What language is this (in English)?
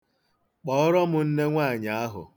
Igbo